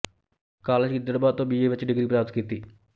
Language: Punjabi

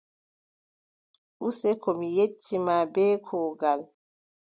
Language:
Adamawa Fulfulde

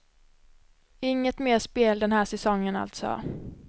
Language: Swedish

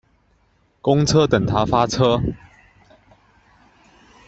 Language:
Chinese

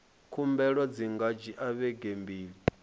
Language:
Venda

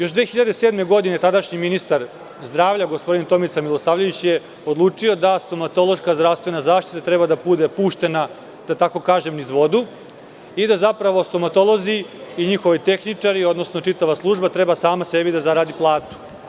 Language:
Serbian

